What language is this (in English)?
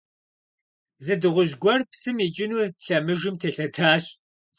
Kabardian